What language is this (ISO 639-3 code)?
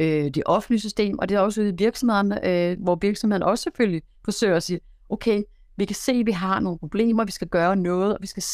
dan